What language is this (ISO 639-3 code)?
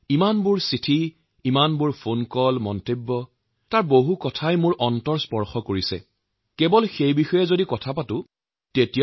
asm